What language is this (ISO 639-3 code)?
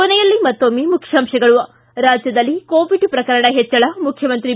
kan